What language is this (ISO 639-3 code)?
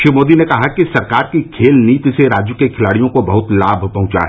hin